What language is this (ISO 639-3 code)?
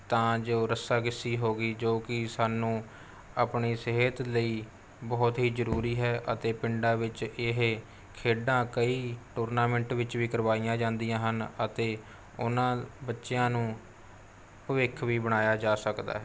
pan